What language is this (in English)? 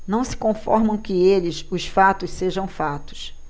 Portuguese